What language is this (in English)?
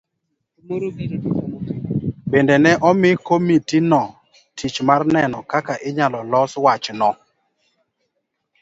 Luo (Kenya and Tanzania)